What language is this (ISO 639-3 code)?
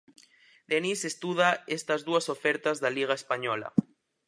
glg